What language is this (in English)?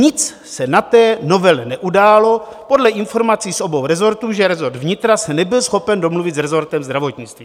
Czech